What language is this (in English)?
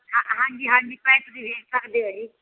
Punjabi